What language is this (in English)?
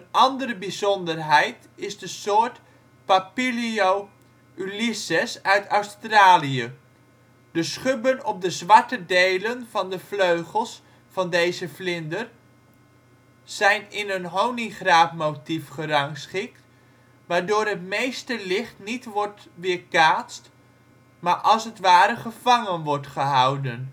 Dutch